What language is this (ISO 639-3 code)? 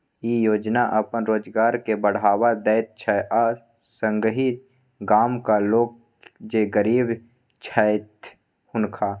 mai